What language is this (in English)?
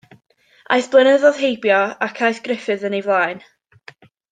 Welsh